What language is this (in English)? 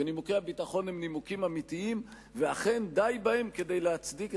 Hebrew